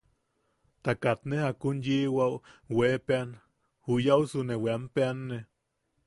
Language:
Yaqui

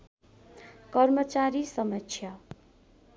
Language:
Nepali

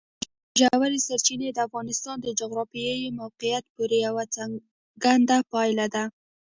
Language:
Pashto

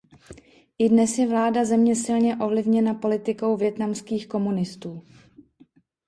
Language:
Czech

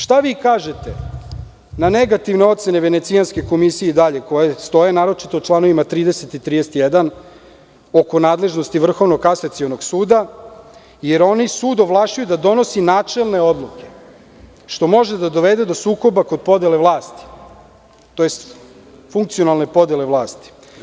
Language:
Serbian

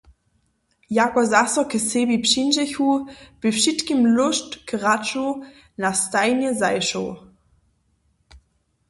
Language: Upper Sorbian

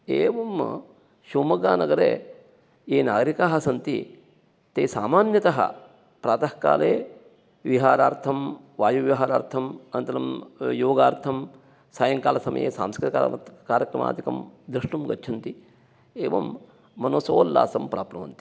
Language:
Sanskrit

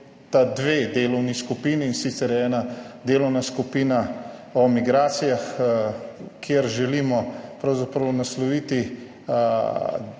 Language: Slovenian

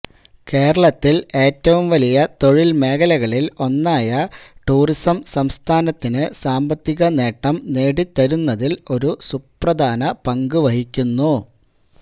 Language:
Malayalam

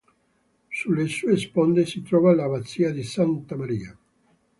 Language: Italian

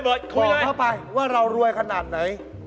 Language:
Thai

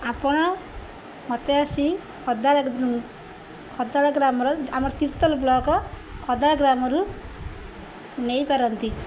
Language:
Odia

